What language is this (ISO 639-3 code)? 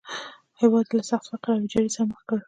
pus